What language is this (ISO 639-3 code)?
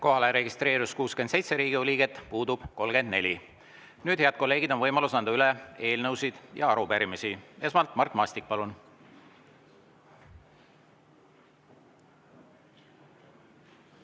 est